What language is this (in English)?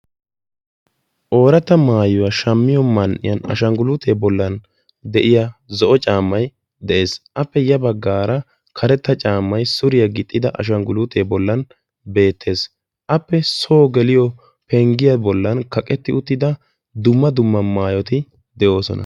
Wolaytta